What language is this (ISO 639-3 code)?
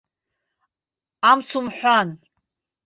abk